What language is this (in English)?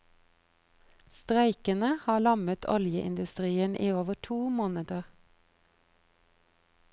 Norwegian